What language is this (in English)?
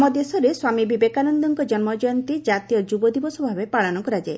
Odia